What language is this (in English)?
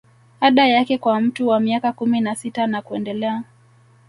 Swahili